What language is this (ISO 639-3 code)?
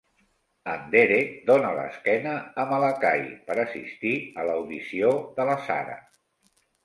cat